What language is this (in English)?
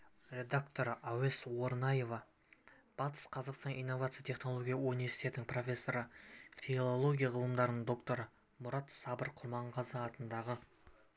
Kazakh